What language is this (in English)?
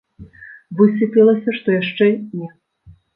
Belarusian